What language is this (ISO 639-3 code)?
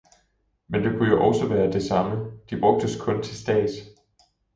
dan